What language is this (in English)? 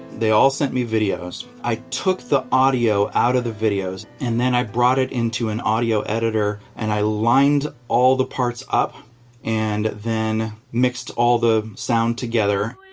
English